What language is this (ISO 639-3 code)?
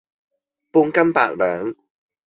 yue